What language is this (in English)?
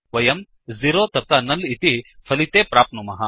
Sanskrit